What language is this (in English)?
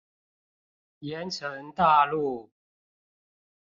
Chinese